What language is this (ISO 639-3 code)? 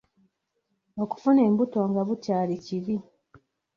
lug